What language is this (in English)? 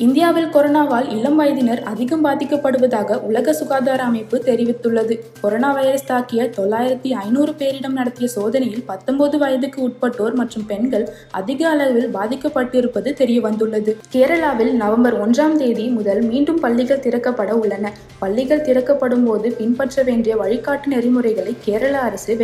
Tamil